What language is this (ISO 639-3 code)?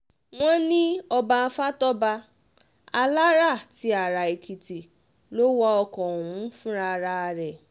yor